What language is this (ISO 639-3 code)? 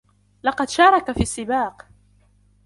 ara